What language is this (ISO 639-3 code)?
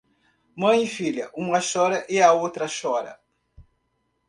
por